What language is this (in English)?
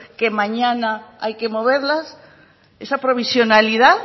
Spanish